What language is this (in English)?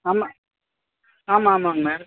Tamil